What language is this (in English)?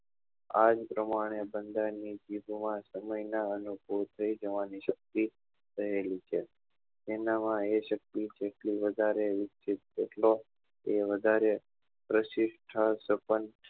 Gujarati